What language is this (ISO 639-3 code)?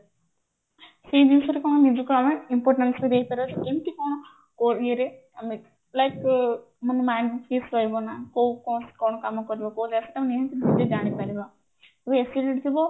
ori